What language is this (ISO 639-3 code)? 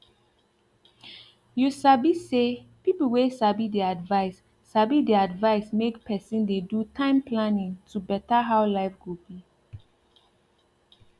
pcm